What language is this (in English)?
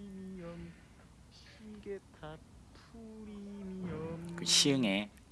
Korean